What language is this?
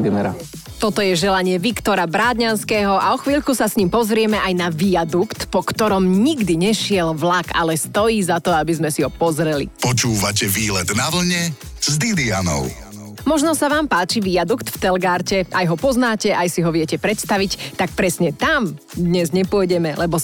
Slovak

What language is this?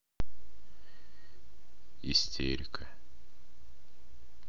Russian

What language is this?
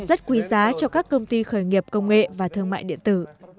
Vietnamese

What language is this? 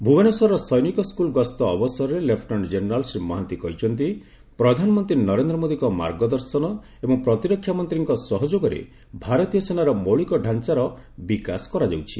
Odia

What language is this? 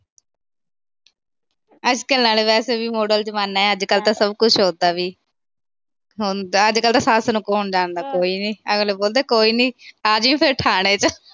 Punjabi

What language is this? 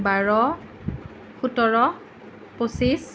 Assamese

